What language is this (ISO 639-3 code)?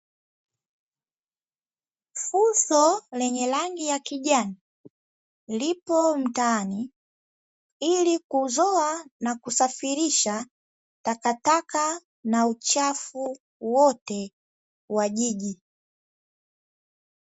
swa